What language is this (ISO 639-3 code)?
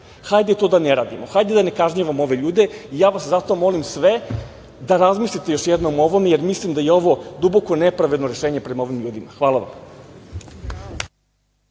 srp